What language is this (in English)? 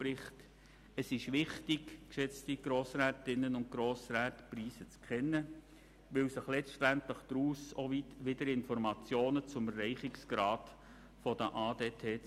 Swiss German